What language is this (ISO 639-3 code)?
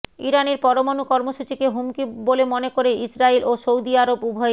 ben